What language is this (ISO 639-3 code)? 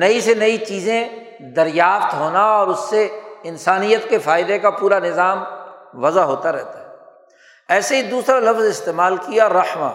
urd